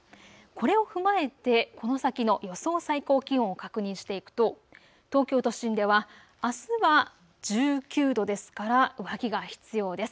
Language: Japanese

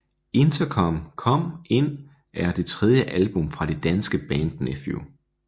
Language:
Danish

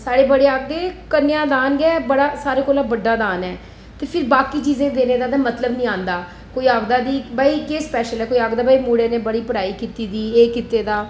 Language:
Dogri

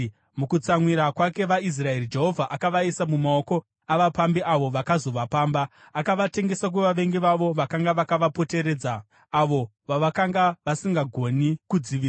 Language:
Shona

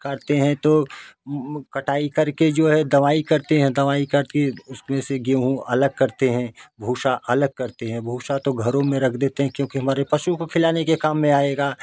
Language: Hindi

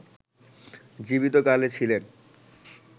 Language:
Bangla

